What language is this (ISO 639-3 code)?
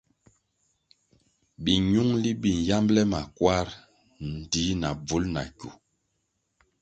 nmg